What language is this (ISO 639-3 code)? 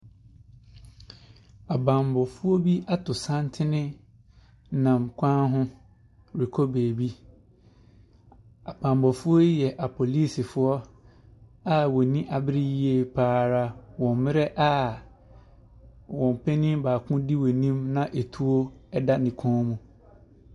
aka